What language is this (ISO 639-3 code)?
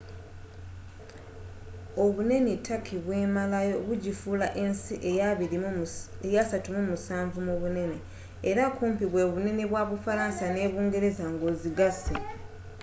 lug